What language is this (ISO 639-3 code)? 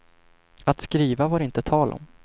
swe